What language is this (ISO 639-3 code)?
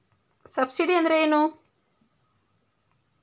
kan